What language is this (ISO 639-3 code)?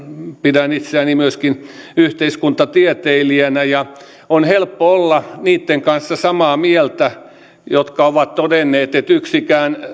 fin